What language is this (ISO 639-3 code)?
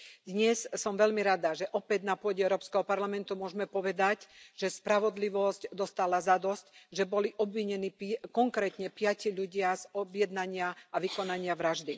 slk